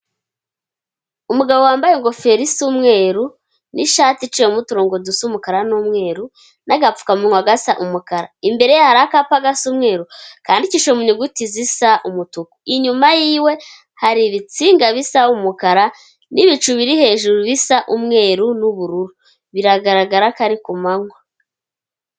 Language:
Kinyarwanda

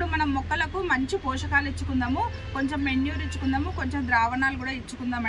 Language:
Telugu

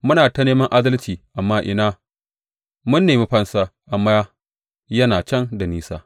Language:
Hausa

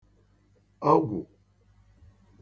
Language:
Igbo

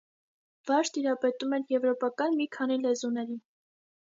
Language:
Armenian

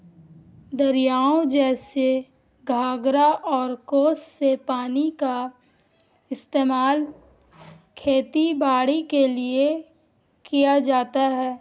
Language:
Urdu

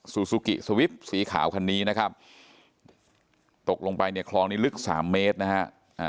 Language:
Thai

